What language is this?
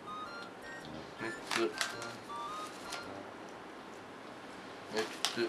Japanese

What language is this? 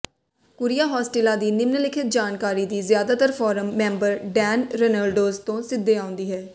Punjabi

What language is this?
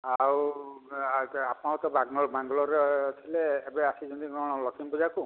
Odia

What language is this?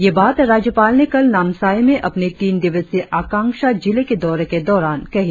Hindi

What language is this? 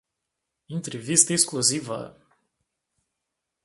Portuguese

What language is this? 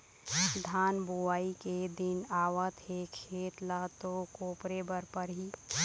Chhattisgarhi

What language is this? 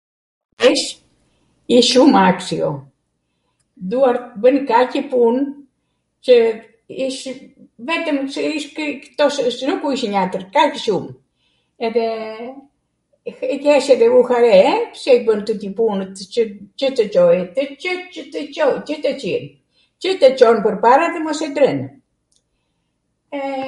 Arvanitika Albanian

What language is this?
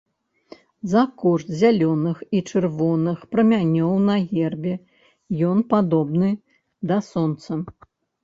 Belarusian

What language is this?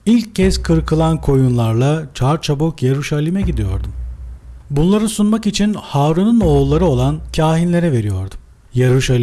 Turkish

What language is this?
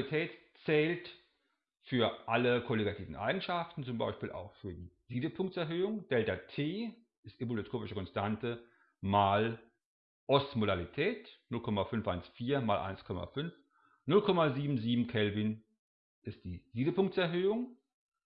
German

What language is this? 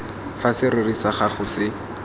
Tswana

